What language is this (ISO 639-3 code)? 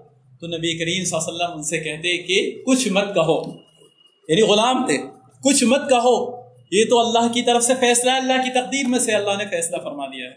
urd